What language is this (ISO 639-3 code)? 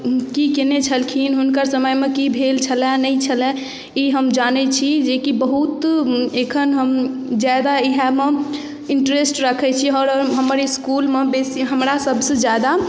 mai